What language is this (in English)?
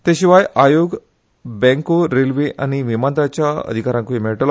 Konkani